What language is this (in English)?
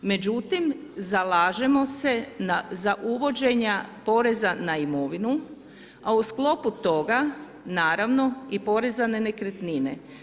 Croatian